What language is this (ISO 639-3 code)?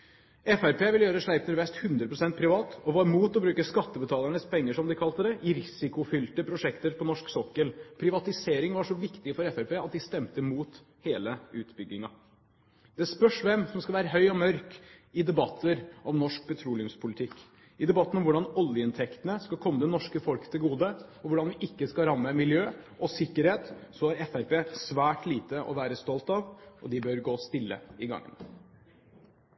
nob